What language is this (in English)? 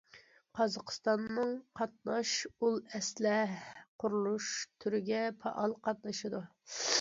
Uyghur